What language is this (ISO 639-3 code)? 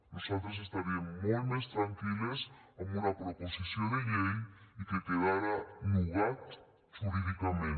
cat